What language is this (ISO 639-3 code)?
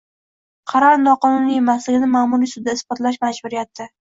uzb